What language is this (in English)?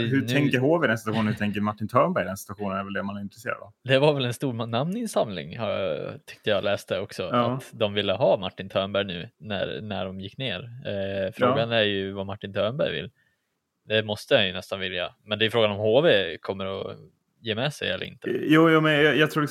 Swedish